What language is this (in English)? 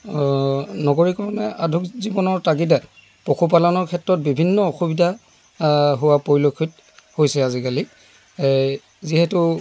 Assamese